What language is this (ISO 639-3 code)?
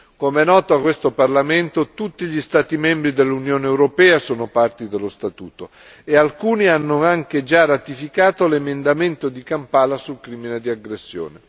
ita